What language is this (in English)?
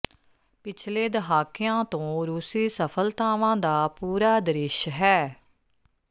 Punjabi